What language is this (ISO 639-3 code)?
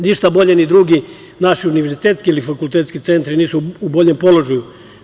srp